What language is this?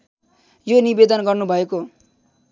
Nepali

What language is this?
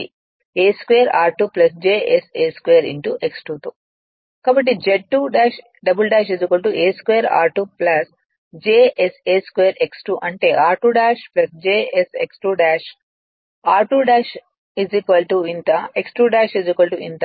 Telugu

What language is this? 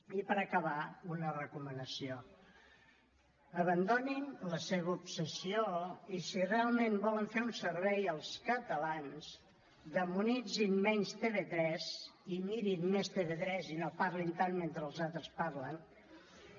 Catalan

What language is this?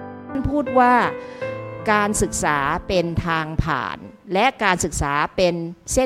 Thai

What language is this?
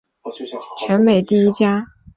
Chinese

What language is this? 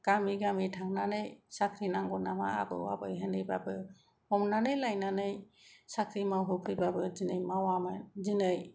Bodo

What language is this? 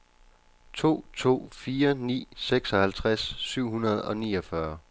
Danish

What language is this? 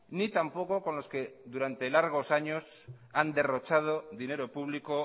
Spanish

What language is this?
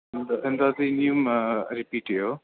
Malayalam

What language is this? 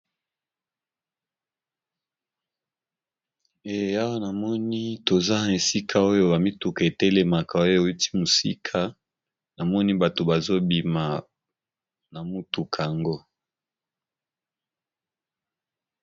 Lingala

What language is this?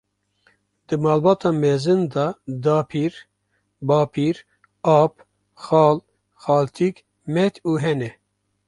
Kurdish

